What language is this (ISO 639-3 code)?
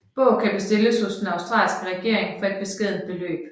dan